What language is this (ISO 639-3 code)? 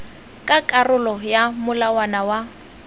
tsn